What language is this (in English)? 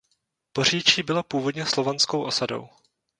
Czech